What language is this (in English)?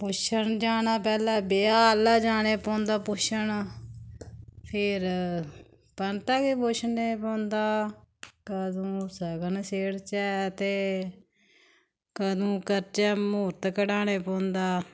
Dogri